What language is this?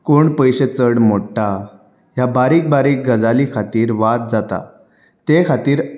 Konkani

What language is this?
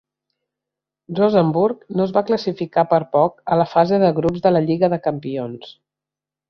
Catalan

